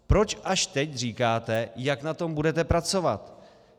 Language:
Czech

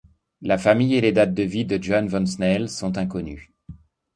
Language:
French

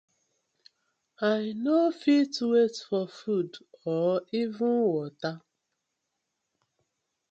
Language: Nigerian Pidgin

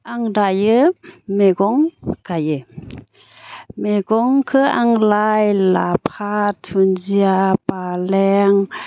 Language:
Bodo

